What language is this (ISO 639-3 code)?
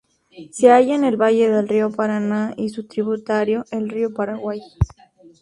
spa